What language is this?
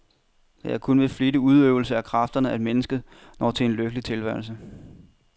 Danish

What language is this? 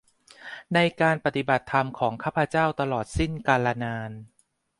Thai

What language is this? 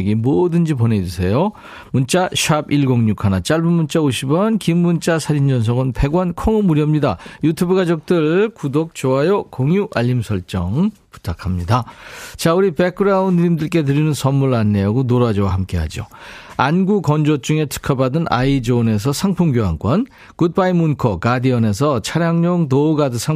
Korean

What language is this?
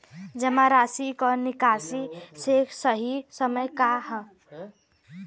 Bhojpuri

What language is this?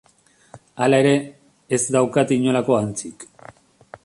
Basque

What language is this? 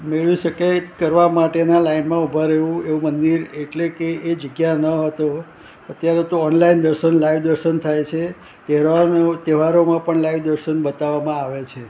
Gujarati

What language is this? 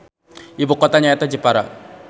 Sundanese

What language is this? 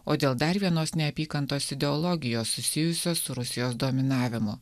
Lithuanian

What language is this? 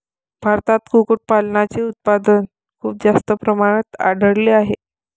Marathi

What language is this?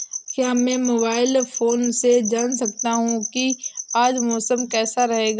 Hindi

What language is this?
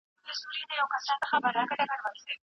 Pashto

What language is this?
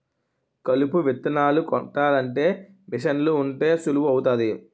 Telugu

